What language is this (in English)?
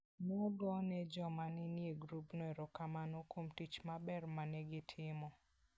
Luo (Kenya and Tanzania)